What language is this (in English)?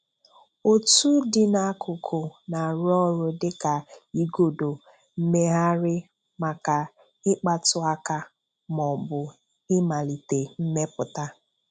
Igbo